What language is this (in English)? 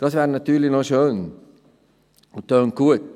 Swiss German